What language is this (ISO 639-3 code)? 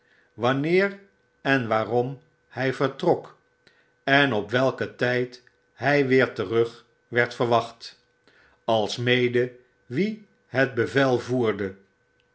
nld